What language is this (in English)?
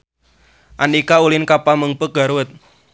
Sundanese